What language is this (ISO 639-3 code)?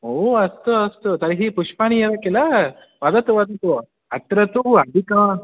san